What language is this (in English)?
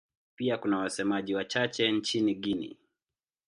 Swahili